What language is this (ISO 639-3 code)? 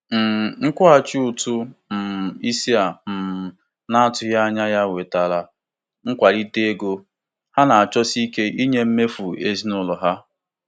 ibo